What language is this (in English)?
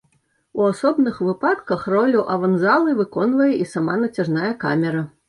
Belarusian